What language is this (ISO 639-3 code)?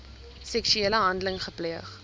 afr